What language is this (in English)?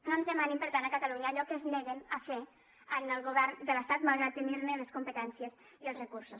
Catalan